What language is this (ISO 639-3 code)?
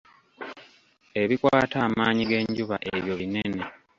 lug